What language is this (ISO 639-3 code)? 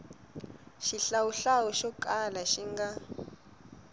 tso